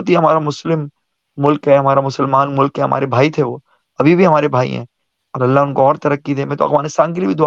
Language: Urdu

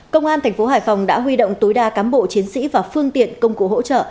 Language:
Vietnamese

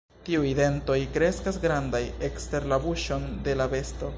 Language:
Esperanto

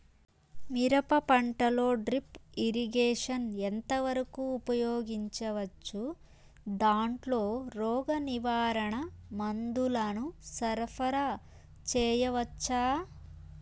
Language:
Telugu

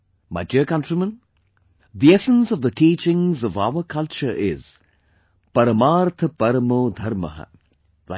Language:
English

